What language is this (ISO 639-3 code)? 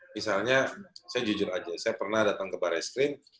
ind